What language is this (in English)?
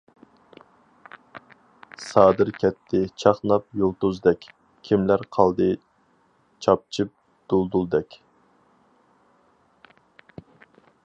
Uyghur